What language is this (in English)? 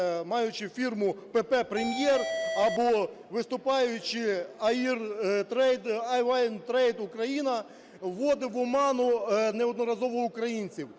Ukrainian